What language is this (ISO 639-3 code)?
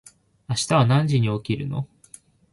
jpn